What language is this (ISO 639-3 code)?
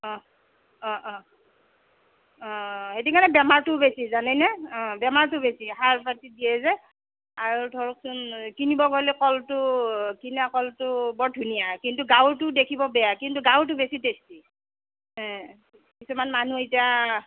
asm